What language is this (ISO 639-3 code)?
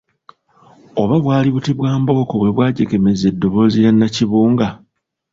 lug